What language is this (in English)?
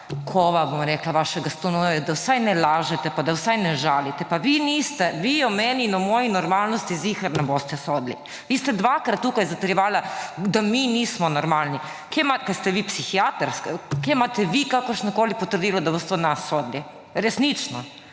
Slovenian